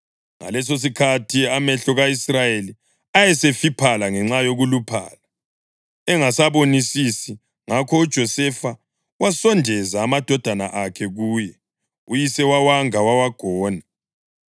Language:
North Ndebele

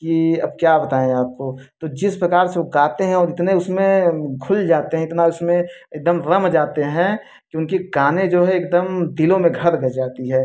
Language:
Hindi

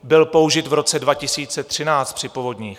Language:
Czech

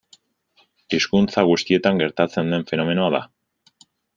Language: Basque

